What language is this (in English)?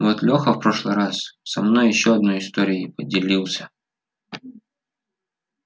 Russian